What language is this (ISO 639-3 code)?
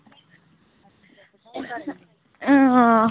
doi